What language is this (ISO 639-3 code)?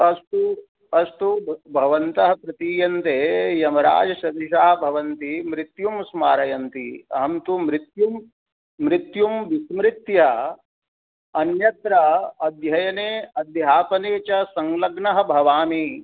san